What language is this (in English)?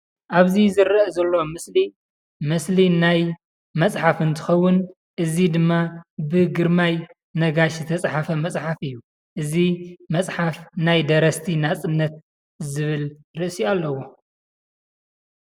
Tigrinya